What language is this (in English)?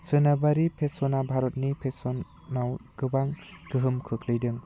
Bodo